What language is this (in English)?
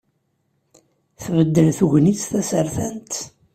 Kabyle